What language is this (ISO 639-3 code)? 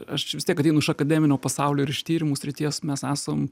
lit